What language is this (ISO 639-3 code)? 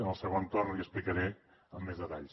cat